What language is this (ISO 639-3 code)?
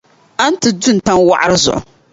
dag